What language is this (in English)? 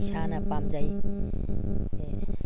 Manipuri